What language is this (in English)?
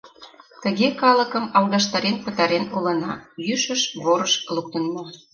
Mari